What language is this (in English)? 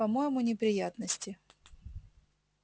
Russian